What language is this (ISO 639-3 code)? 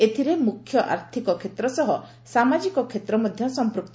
ori